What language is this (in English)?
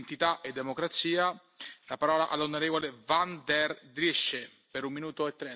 Dutch